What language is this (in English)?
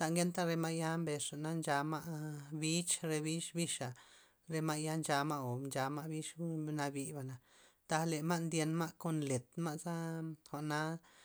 Loxicha Zapotec